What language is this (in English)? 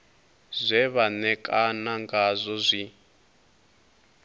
Venda